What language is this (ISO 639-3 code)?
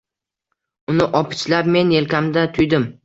uzb